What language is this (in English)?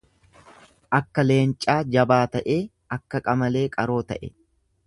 Oromo